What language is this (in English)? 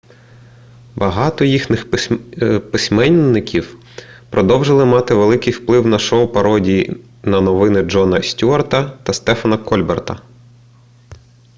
Ukrainian